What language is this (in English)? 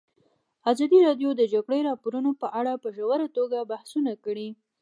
Pashto